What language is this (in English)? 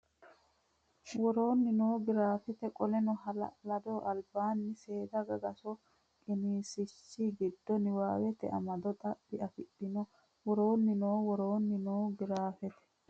Sidamo